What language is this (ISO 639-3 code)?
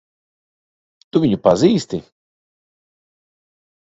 lav